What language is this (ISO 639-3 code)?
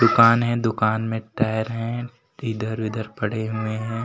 hin